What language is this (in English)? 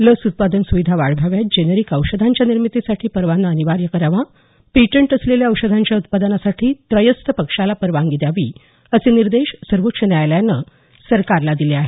Marathi